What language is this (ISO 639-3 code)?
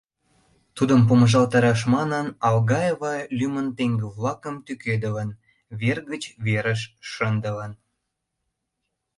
chm